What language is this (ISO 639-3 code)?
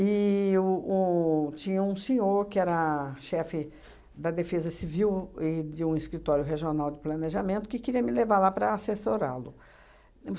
por